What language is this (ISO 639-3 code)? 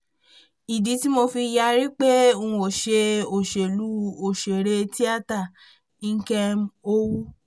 yor